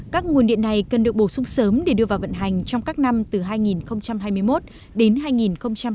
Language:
Vietnamese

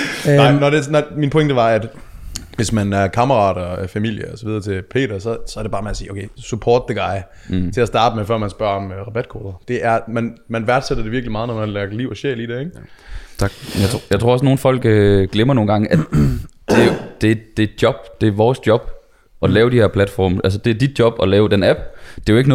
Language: Danish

